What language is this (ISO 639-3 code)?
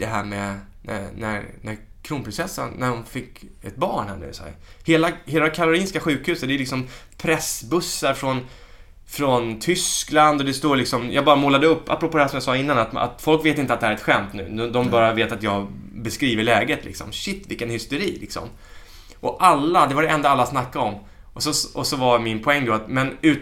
swe